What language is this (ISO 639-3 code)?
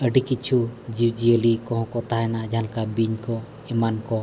sat